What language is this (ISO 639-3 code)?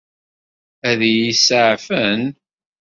kab